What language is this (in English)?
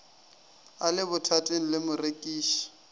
Northern Sotho